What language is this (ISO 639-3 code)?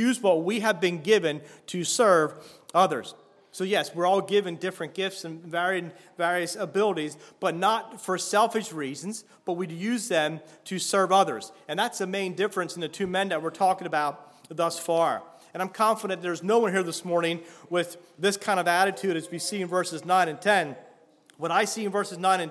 eng